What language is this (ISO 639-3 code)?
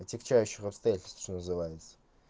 rus